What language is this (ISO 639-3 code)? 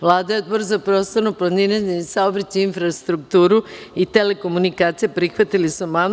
srp